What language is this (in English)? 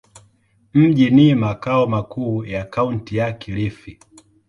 Swahili